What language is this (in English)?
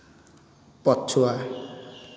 Odia